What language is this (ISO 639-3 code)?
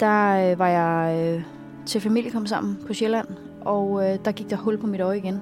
dan